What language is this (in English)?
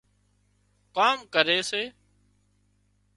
Wadiyara Koli